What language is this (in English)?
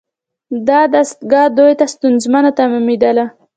Pashto